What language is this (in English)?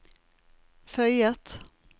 Norwegian